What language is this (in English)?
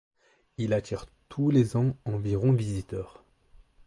French